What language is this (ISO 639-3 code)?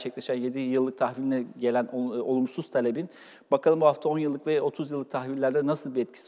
tur